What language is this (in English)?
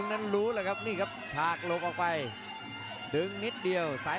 Thai